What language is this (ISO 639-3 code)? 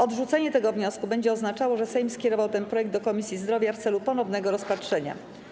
pol